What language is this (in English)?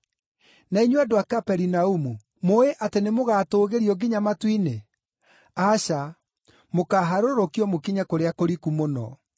Kikuyu